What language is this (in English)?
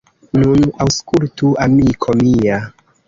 Esperanto